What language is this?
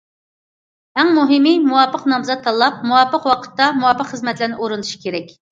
Uyghur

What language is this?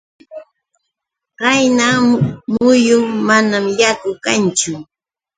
Yauyos Quechua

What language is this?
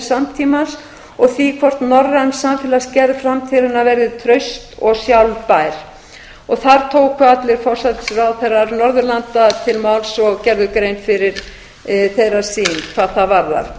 Icelandic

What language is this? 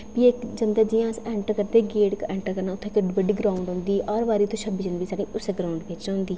Dogri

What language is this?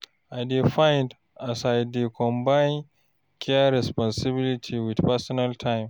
Nigerian Pidgin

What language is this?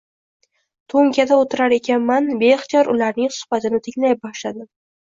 Uzbek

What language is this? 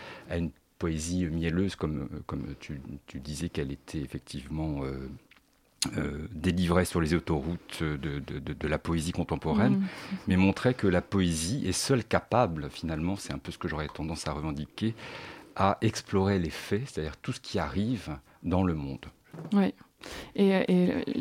French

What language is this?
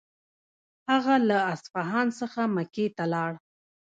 Pashto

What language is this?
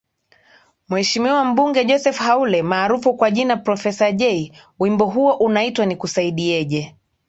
Swahili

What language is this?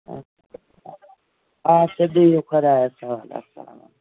Kashmiri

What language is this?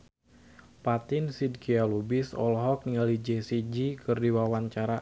Sundanese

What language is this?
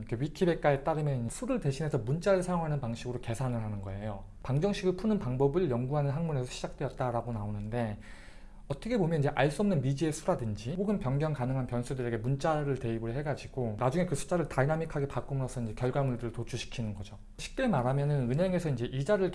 Korean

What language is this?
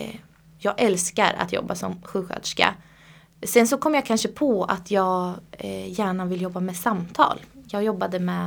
Swedish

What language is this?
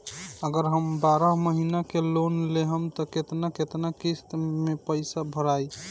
Bhojpuri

